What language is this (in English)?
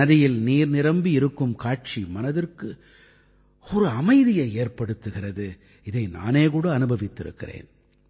Tamil